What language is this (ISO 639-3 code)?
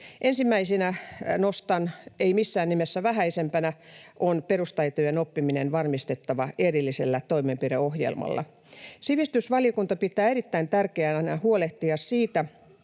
fin